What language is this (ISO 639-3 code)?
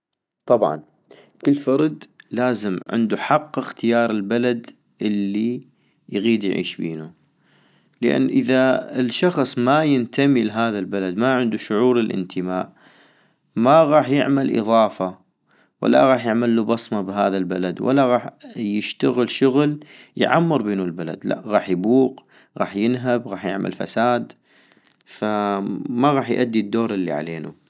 ayp